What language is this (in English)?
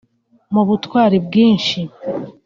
Kinyarwanda